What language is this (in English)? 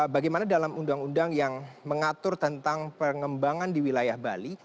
Indonesian